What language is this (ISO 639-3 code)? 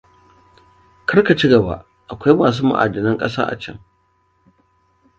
hau